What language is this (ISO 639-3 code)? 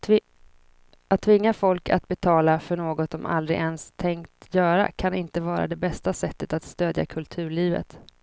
swe